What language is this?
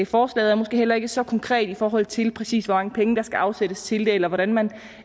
Danish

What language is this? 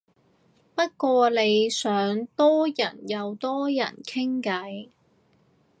Cantonese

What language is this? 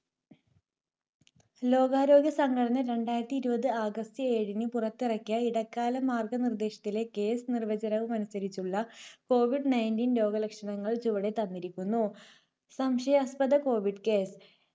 Malayalam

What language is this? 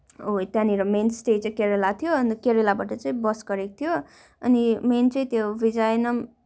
Nepali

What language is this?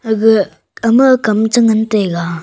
Wancho Naga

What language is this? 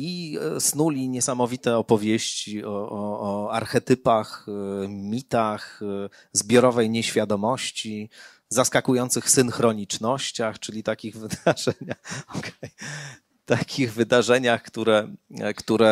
Polish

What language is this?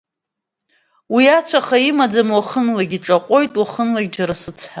Abkhazian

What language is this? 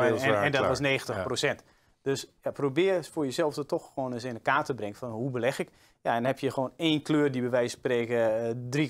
Dutch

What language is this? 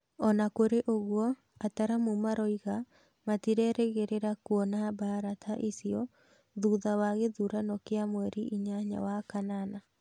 Kikuyu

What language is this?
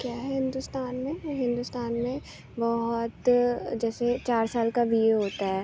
Urdu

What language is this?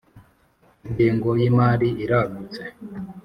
Kinyarwanda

